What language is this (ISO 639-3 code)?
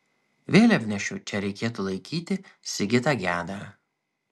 lit